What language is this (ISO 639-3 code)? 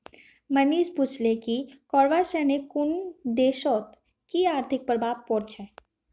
mag